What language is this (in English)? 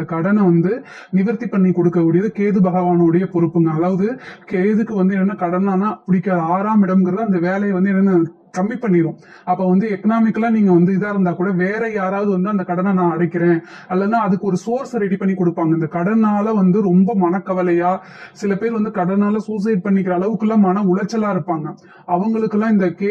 Arabic